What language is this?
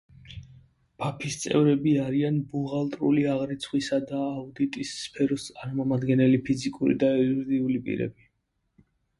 Georgian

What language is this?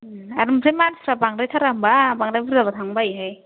Bodo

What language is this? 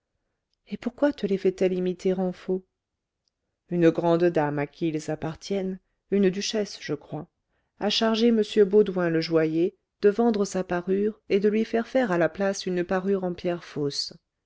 French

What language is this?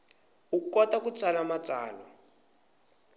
Tsonga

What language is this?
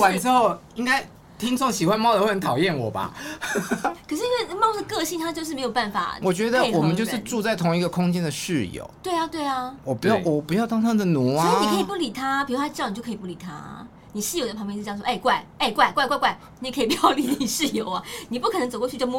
Chinese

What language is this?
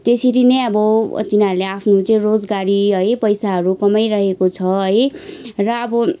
Nepali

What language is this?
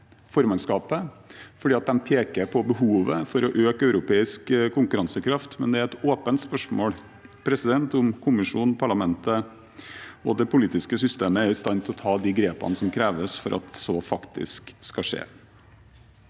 Norwegian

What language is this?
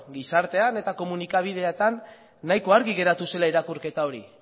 Basque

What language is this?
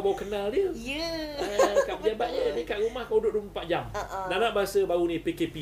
Malay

